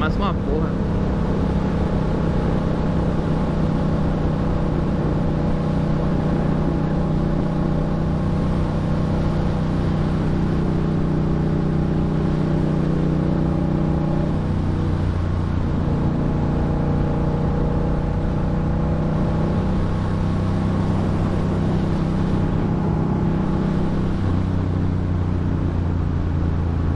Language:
Portuguese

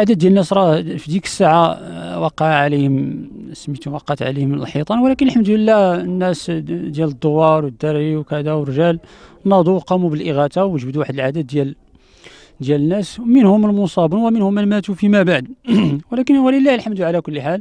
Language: Arabic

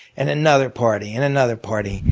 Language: English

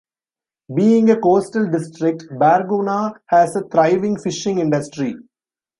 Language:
English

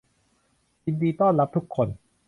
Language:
Thai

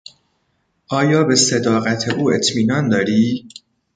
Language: Persian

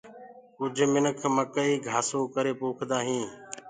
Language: Gurgula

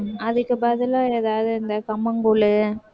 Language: Tamil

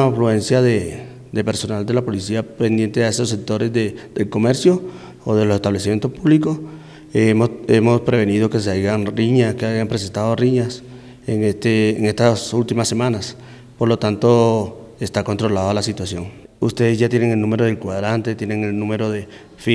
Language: Spanish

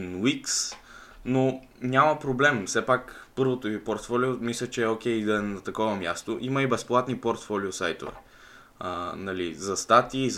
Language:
Bulgarian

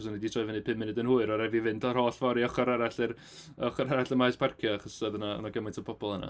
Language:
Welsh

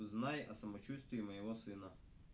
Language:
Russian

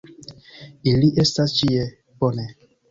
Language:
Esperanto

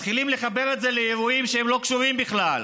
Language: Hebrew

